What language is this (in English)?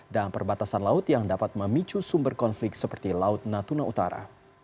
Indonesian